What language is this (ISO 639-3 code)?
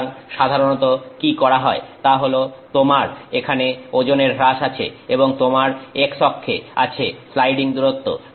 ben